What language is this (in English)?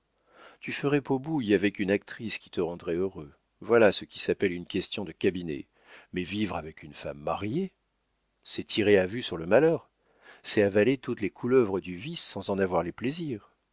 French